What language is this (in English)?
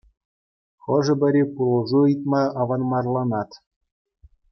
Chuvash